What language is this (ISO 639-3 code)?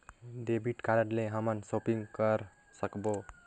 hne